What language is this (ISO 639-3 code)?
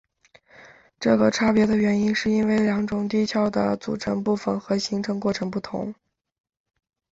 zho